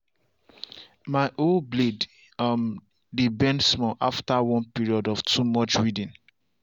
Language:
Nigerian Pidgin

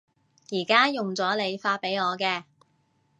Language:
Cantonese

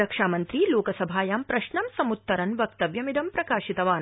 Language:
Sanskrit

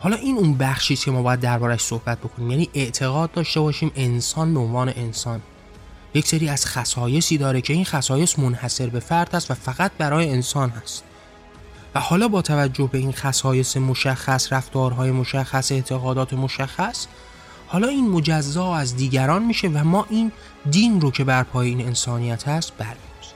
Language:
Persian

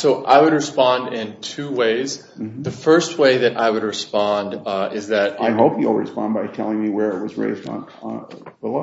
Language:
English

